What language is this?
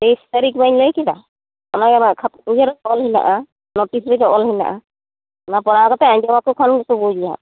Santali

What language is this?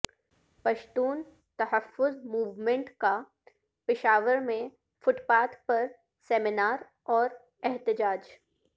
Urdu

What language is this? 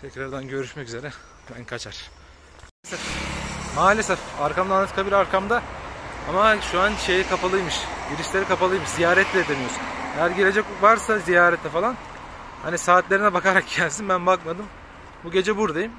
Turkish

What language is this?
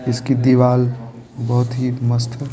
Hindi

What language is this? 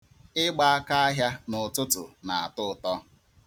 Igbo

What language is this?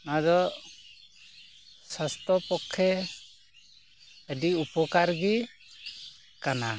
Santali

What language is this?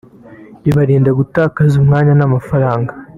Kinyarwanda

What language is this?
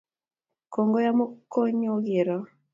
Kalenjin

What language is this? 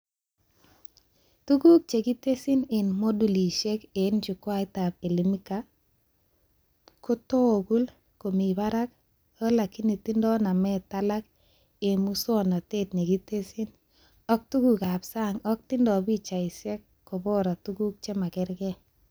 Kalenjin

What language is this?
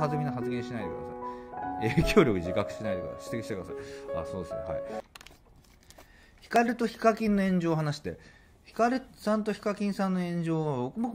Japanese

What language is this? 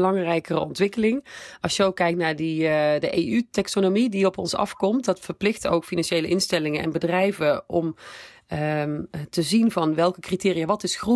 Dutch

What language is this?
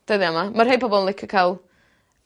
Welsh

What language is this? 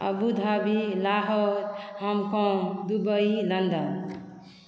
Maithili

